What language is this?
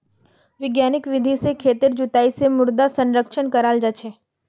Magahi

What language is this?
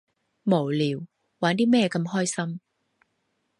Cantonese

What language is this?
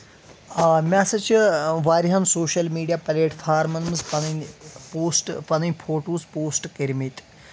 Kashmiri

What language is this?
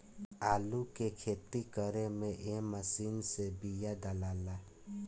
Bhojpuri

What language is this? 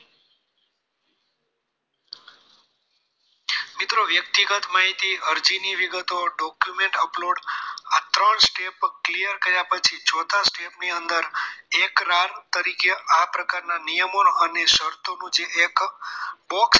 Gujarati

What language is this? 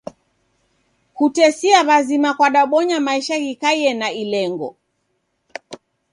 Taita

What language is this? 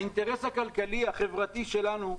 Hebrew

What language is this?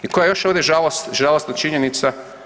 Croatian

